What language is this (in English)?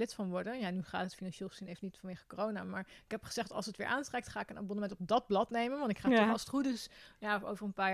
Dutch